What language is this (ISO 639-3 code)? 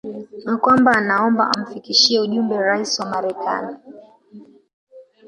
swa